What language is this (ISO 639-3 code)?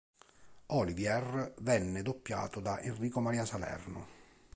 ita